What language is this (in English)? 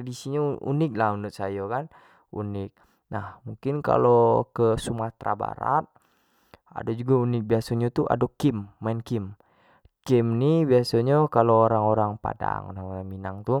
Jambi Malay